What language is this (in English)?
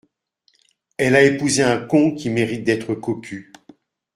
French